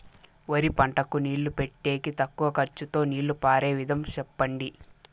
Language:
Telugu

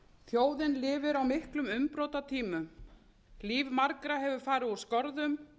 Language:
Icelandic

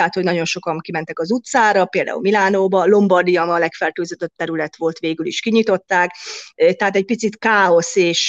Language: Hungarian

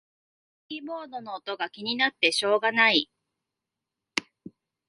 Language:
Japanese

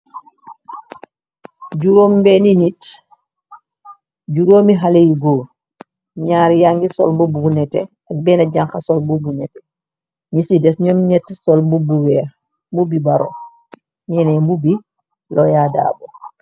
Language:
Wolof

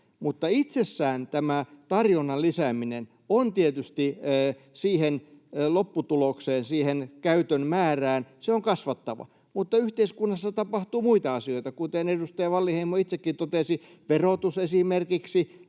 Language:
Finnish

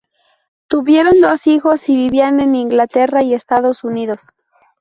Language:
Spanish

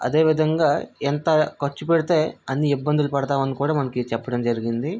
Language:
Telugu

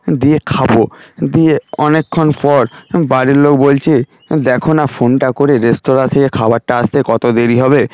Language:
Bangla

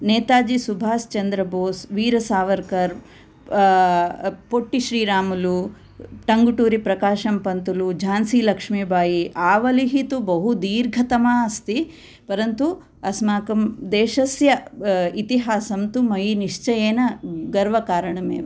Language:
Sanskrit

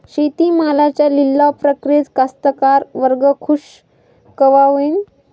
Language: Marathi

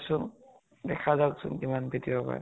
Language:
Assamese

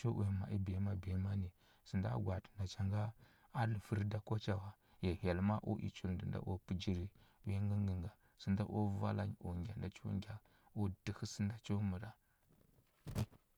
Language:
Huba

